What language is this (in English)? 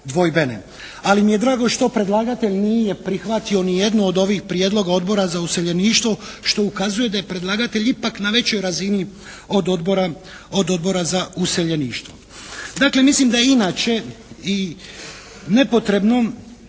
Croatian